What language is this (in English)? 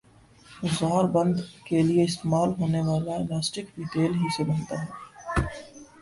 Urdu